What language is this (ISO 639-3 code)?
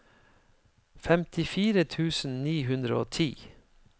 nor